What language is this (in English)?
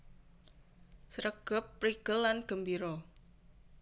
Javanese